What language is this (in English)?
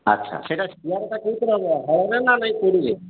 Odia